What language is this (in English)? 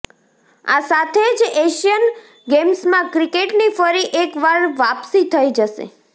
Gujarati